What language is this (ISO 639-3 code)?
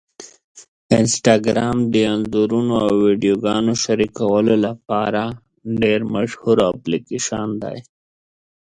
pus